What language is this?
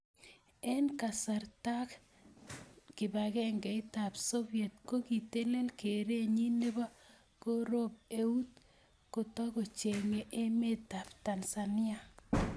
Kalenjin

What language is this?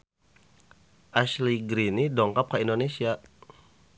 Sundanese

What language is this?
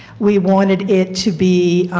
English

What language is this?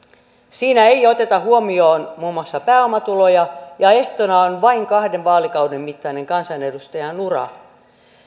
Finnish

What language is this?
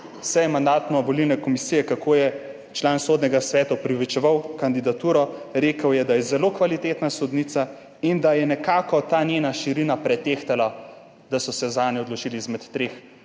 Slovenian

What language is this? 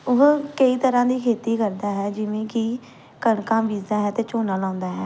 Punjabi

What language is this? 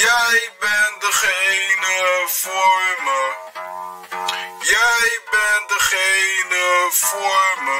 Dutch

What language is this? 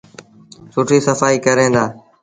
Sindhi Bhil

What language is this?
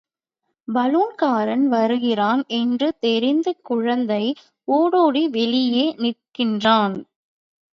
Tamil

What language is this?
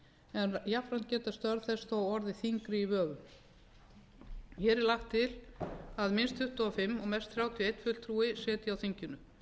Icelandic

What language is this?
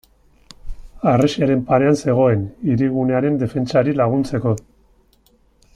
Basque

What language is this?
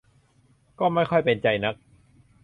Thai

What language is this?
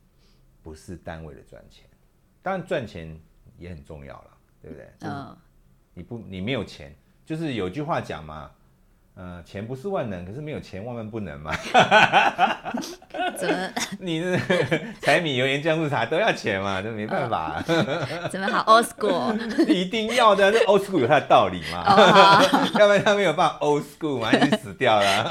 Chinese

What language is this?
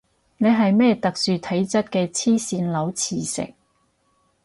Cantonese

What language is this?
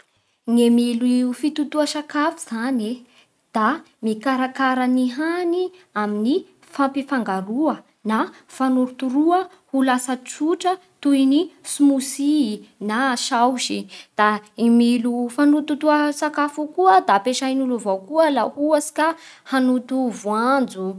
Bara Malagasy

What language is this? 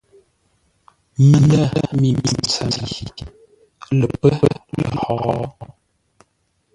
Ngombale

